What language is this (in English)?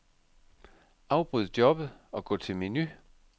Danish